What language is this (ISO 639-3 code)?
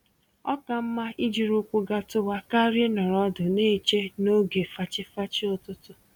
ibo